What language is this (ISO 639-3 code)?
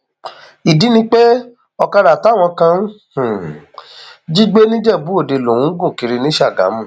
yor